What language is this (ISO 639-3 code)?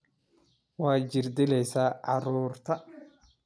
som